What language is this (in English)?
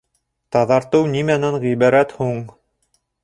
Bashkir